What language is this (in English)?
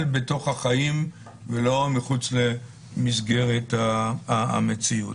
Hebrew